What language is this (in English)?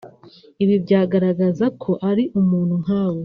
Kinyarwanda